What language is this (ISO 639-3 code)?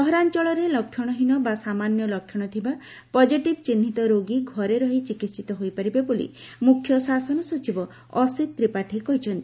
ori